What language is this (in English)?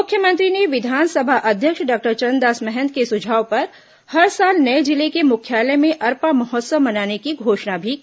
Hindi